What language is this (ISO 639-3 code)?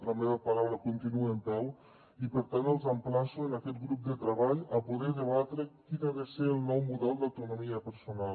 cat